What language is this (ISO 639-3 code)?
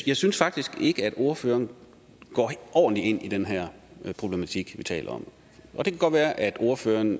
dan